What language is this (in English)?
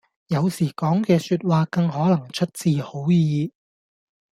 Cantonese